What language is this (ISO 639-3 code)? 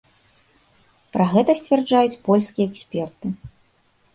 bel